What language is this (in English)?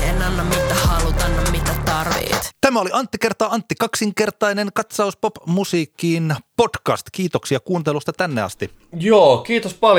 Finnish